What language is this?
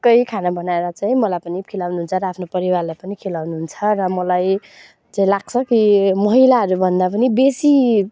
Nepali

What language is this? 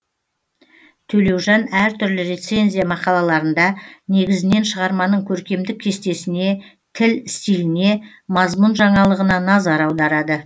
Kazakh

